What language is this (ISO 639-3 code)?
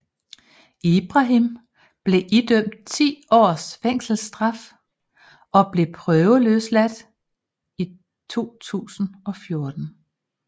dan